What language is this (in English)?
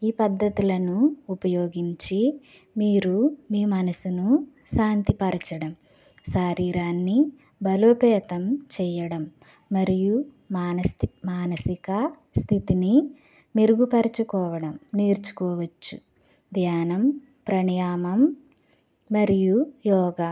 Telugu